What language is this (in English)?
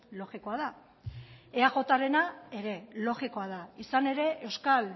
Basque